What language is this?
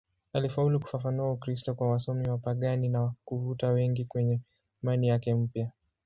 Swahili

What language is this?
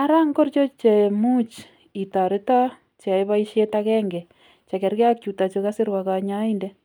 Kalenjin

